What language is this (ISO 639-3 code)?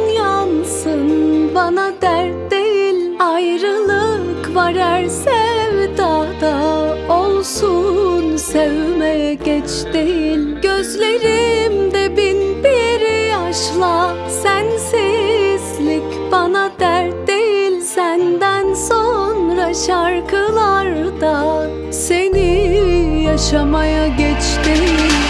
tur